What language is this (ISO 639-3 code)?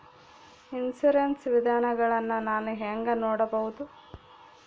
kan